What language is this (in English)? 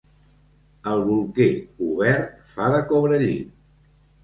Catalan